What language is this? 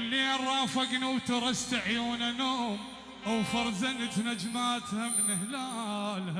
Arabic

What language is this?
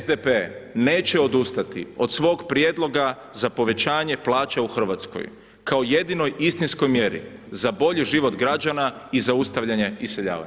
Croatian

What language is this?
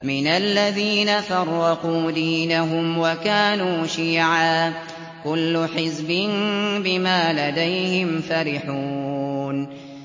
Arabic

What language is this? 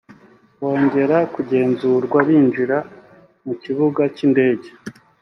Kinyarwanda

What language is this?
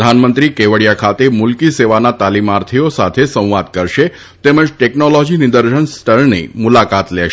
Gujarati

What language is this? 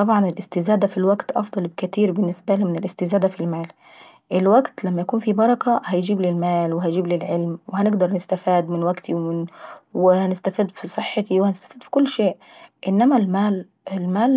Saidi Arabic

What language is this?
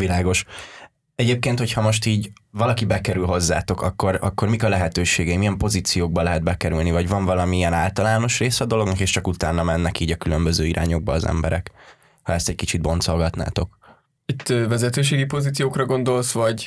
Hungarian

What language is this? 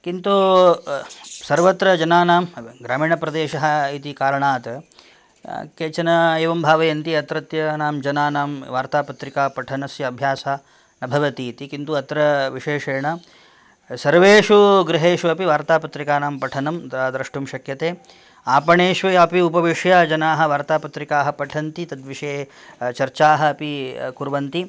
Sanskrit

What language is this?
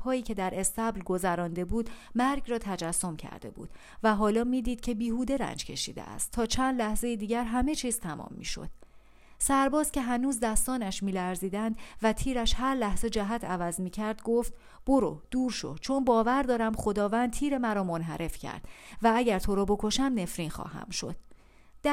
Persian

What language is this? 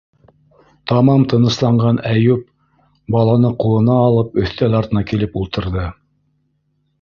Bashkir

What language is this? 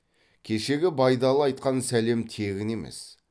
Kazakh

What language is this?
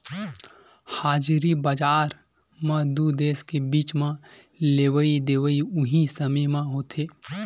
Chhattisgarhi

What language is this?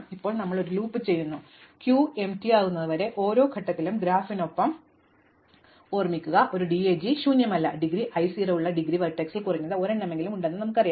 Malayalam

